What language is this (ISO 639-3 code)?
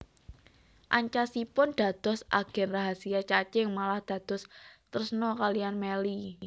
jav